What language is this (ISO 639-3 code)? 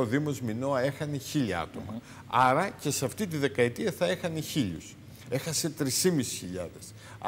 ell